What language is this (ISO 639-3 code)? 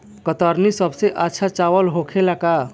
bho